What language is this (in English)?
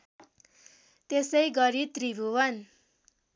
Nepali